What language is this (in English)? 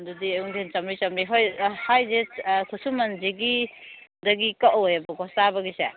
Manipuri